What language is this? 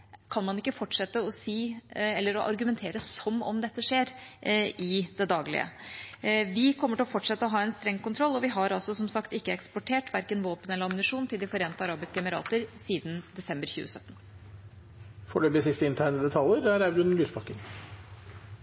Norwegian Bokmål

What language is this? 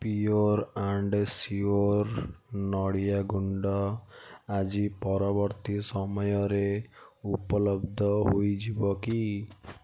Odia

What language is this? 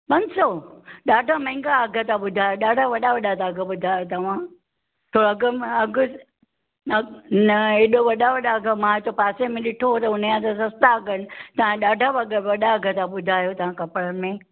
Sindhi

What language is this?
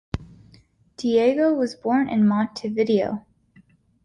English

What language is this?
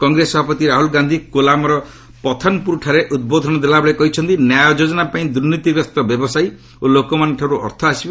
Odia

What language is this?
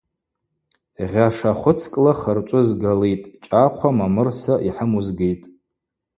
Abaza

